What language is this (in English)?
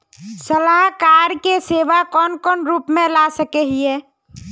Magahi